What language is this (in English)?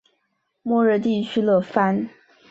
Chinese